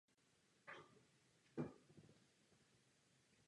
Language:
Czech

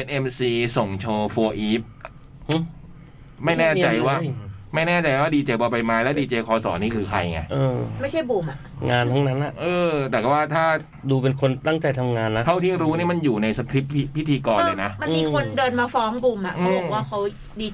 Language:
Thai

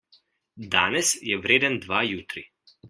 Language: Slovenian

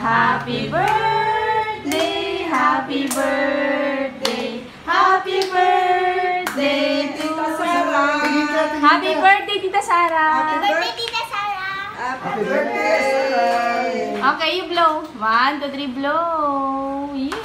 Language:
Thai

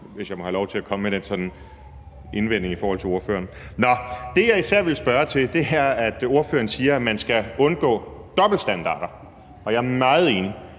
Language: Danish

